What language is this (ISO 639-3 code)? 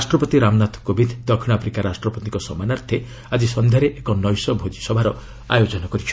ori